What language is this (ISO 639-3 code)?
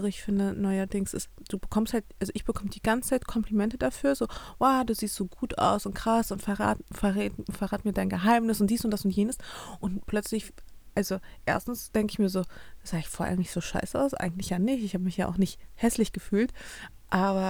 deu